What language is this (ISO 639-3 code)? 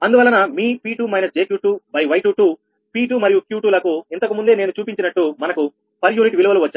tel